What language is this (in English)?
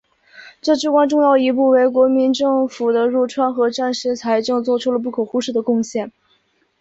Chinese